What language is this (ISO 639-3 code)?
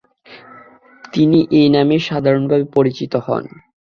ben